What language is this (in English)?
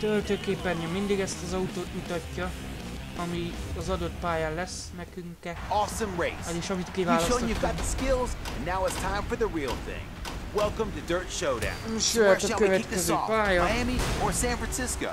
Hungarian